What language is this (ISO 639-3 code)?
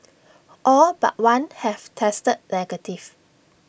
eng